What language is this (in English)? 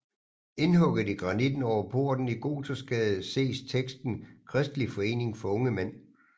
Danish